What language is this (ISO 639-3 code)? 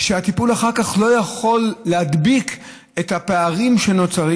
heb